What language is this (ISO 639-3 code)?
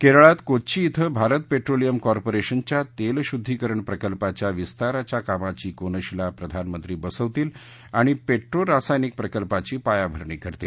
mar